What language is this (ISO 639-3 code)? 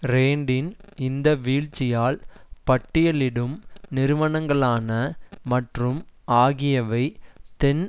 tam